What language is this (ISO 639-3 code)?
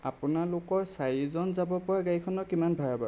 asm